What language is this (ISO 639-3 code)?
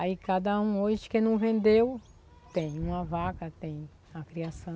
por